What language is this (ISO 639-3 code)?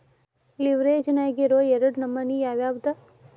kan